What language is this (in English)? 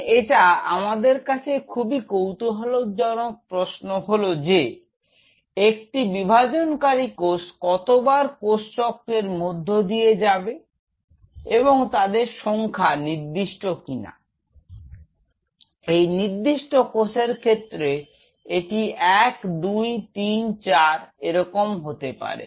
Bangla